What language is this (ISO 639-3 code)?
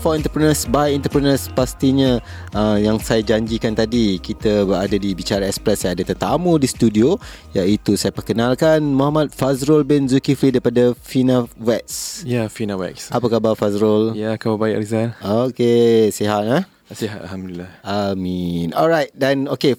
msa